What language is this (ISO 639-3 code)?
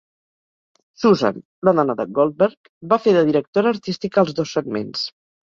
cat